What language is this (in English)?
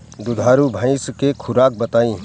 Bhojpuri